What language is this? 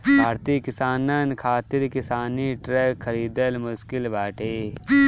Bhojpuri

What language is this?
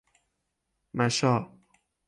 Persian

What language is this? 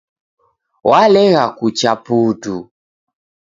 Taita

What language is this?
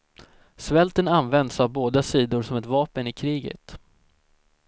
Swedish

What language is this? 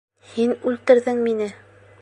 Bashkir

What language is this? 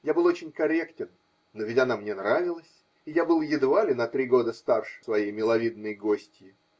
Russian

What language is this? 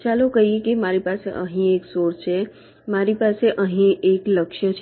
Gujarati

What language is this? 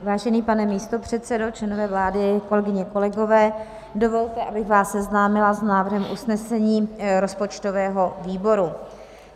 Czech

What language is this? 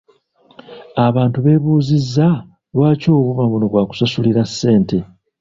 Ganda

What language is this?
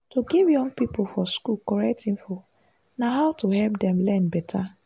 Nigerian Pidgin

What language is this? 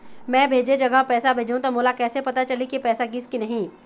Chhattisgarhi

